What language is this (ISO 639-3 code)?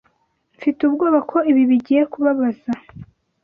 kin